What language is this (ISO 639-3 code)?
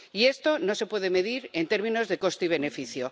spa